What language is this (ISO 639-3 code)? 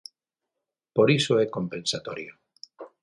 glg